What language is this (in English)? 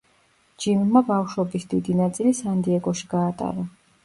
Georgian